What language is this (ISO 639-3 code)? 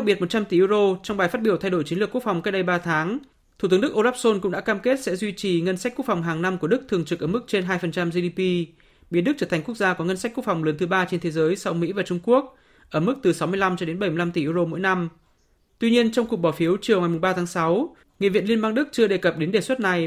vie